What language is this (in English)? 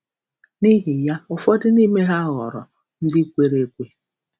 Igbo